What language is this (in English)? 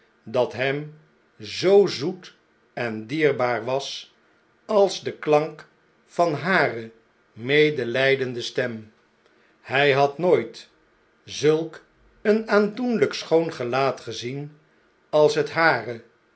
Dutch